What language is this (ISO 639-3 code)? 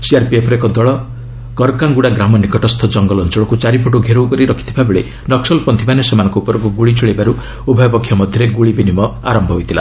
ori